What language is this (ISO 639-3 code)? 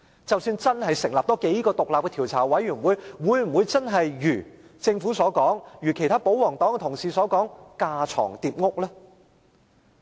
yue